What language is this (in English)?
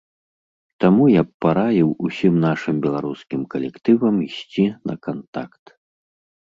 Belarusian